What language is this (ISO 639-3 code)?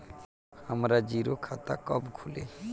bho